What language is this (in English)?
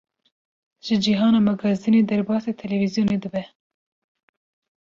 Kurdish